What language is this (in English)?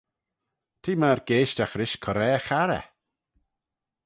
Manx